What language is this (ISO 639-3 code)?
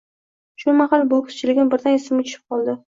uzb